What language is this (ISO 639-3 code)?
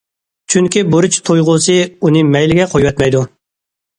uig